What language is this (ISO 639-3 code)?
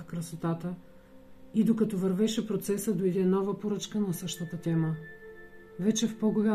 bul